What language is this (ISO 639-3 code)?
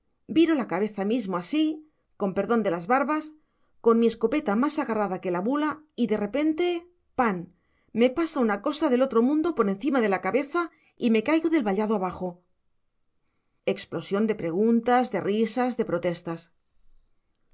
spa